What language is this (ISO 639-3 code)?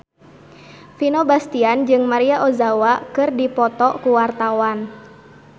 sun